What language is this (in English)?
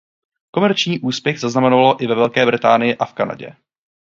Czech